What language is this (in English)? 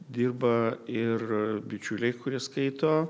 Lithuanian